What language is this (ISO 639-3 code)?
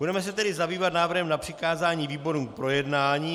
ces